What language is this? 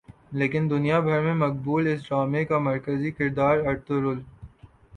Urdu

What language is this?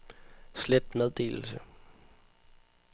Danish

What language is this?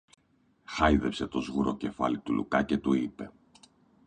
Greek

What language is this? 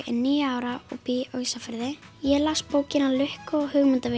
Icelandic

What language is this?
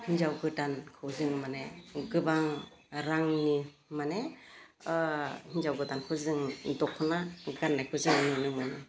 Bodo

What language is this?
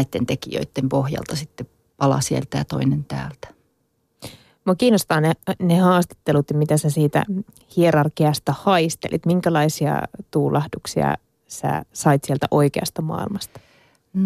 Finnish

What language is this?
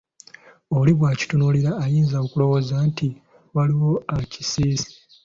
Ganda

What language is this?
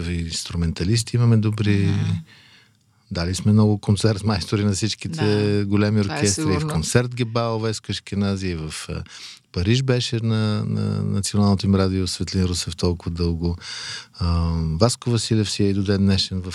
Bulgarian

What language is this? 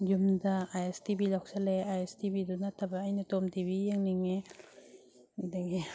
Manipuri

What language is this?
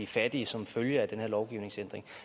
Danish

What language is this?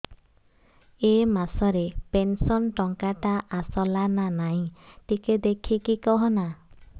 Odia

